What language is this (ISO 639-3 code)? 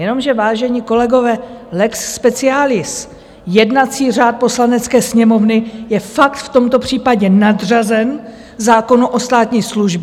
ces